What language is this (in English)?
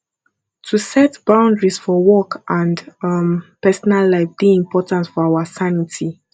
Nigerian Pidgin